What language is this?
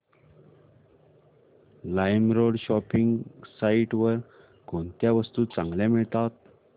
Marathi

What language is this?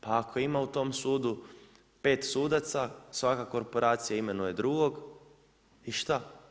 Croatian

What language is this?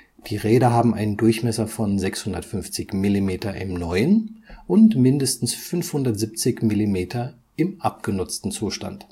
German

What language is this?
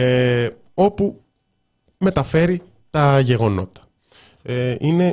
Greek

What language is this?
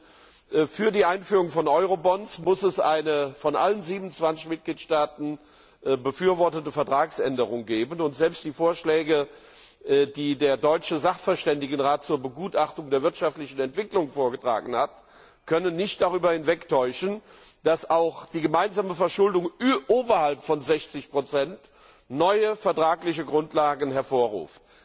German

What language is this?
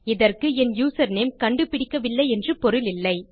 Tamil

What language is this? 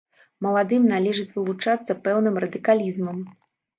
Belarusian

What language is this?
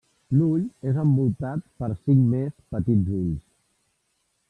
Catalan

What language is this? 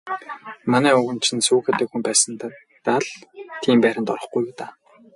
Mongolian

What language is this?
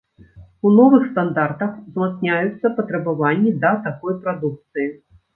Belarusian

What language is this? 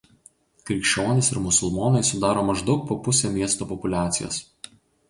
Lithuanian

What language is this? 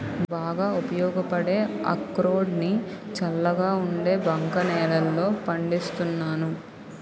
Telugu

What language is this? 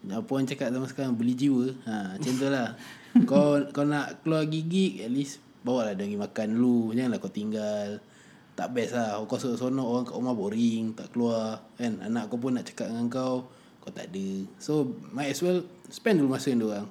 Malay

